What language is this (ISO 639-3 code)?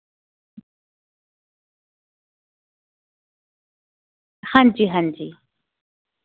doi